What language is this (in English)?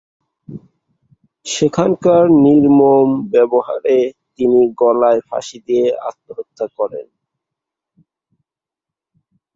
Bangla